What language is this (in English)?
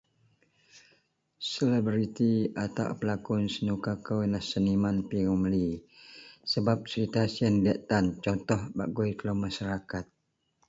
Central Melanau